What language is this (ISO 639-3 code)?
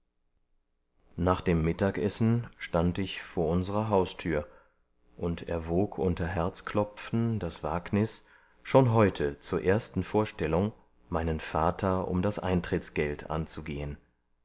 deu